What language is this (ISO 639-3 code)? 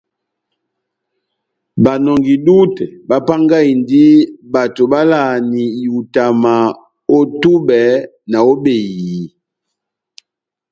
bnm